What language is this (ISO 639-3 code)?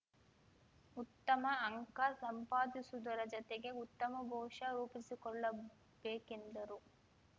kan